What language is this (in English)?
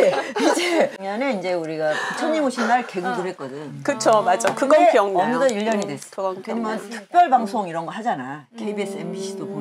Korean